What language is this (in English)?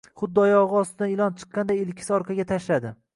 Uzbek